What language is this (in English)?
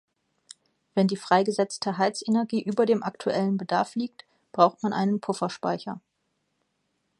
German